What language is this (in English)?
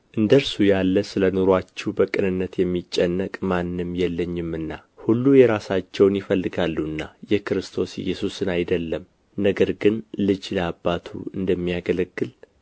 Amharic